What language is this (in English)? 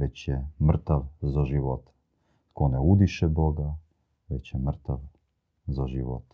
Croatian